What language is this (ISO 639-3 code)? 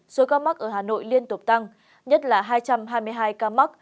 vie